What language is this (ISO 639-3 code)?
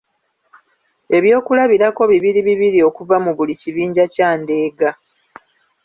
lug